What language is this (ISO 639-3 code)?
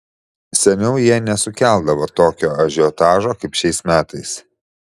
lit